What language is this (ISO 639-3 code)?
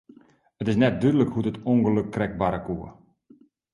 fry